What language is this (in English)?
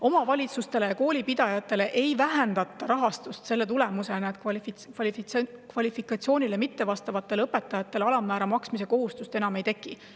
Estonian